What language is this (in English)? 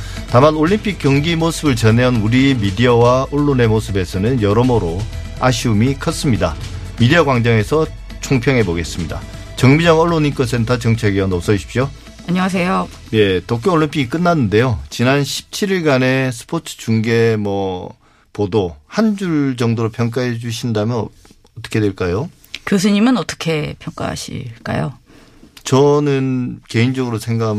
Korean